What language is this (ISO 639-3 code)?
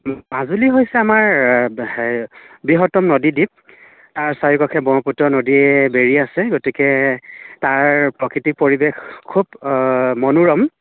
asm